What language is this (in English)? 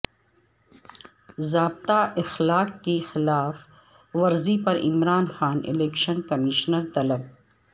Urdu